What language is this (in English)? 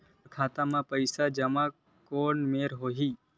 Chhattisgarhi